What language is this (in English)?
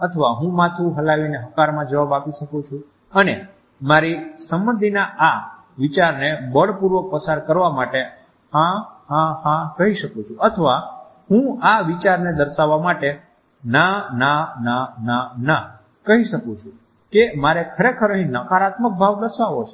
Gujarati